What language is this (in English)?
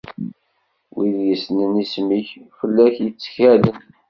Kabyle